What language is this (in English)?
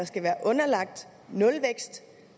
Danish